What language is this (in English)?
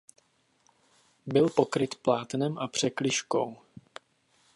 Czech